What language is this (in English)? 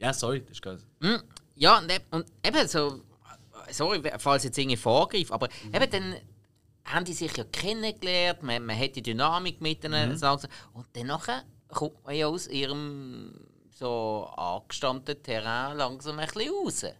German